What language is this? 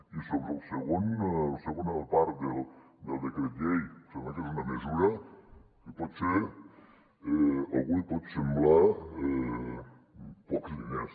Catalan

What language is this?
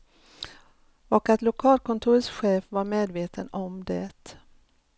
Swedish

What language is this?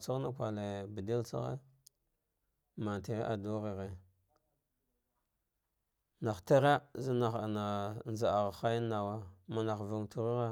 Dghwede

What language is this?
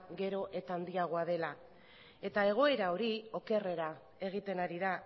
Basque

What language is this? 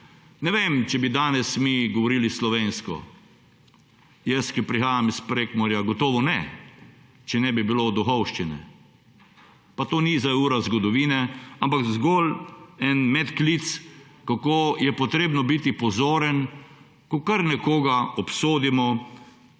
Slovenian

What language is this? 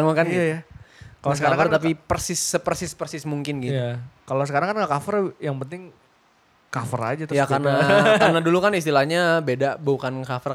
Indonesian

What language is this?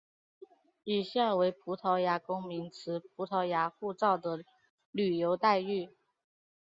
Chinese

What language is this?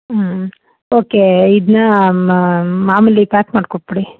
Kannada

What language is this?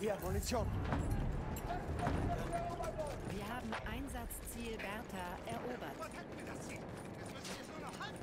German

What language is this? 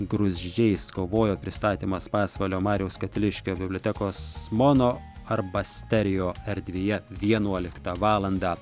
Lithuanian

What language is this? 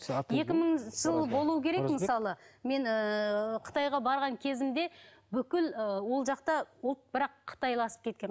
Kazakh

